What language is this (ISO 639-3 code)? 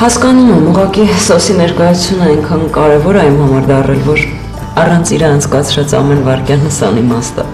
ron